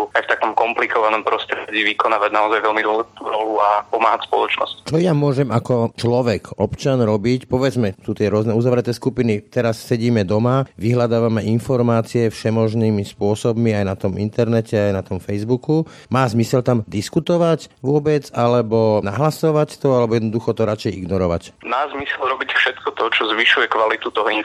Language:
Slovak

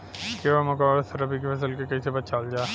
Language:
Bhojpuri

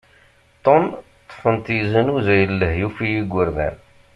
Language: Kabyle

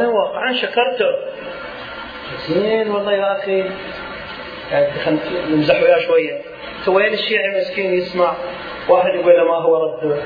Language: Arabic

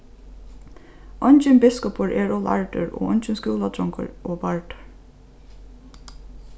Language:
Faroese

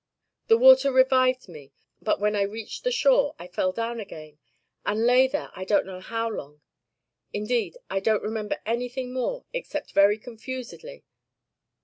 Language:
English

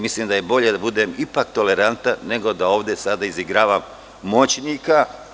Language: Serbian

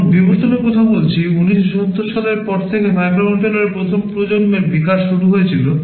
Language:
Bangla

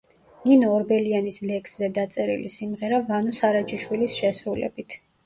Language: Georgian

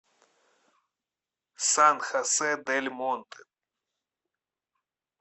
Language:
Russian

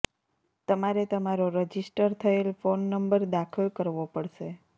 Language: Gujarati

